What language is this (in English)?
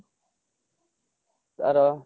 Odia